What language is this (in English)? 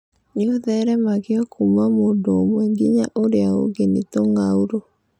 Kikuyu